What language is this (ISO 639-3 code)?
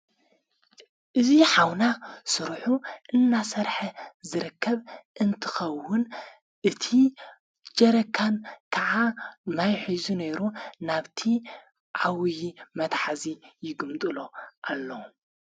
tir